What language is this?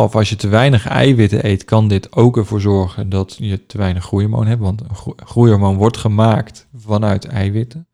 Dutch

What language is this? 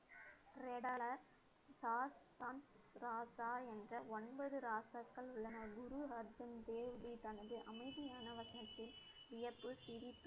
Tamil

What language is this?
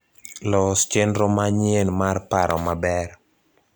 Luo (Kenya and Tanzania)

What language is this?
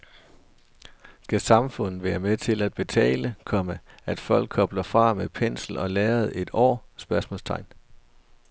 Danish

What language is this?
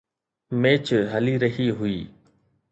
Sindhi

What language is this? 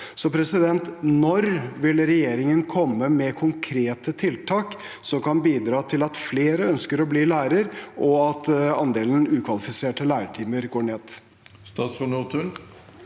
Norwegian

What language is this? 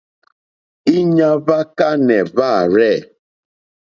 Mokpwe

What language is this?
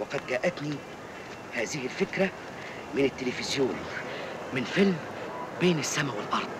Arabic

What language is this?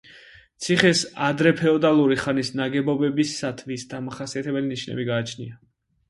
Georgian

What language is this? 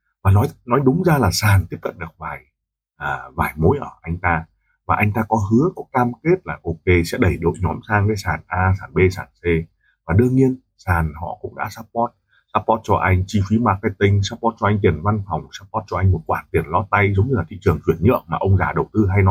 Vietnamese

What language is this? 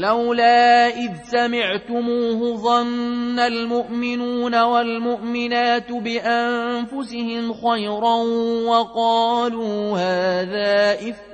Arabic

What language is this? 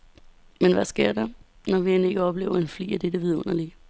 Danish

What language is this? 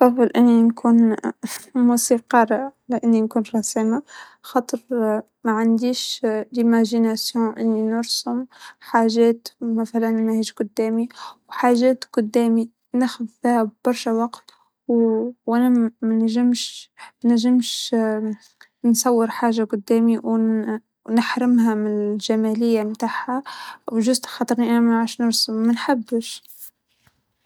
Tunisian Arabic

